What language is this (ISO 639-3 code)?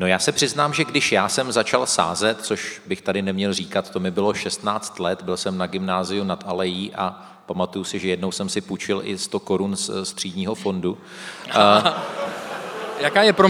ces